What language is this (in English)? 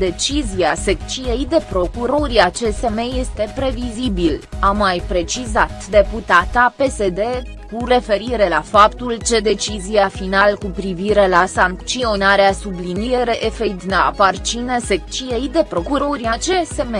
Romanian